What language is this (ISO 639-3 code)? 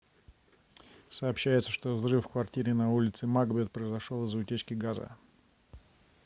rus